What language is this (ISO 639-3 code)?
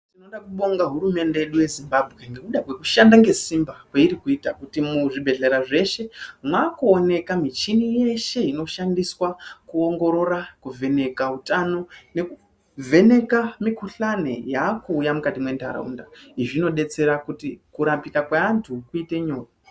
ndc